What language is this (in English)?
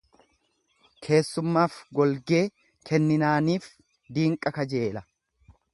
Oromo